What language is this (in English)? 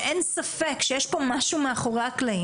Hebrew